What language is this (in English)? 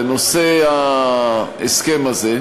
Hebrew